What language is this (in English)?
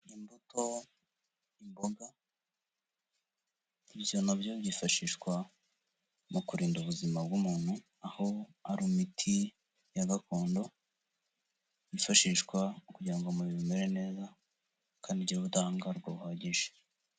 Kinyarwanda